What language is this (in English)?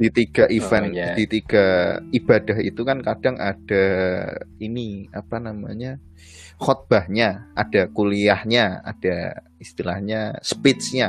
Indonesian